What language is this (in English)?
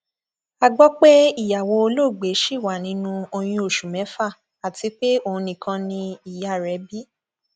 Yoruba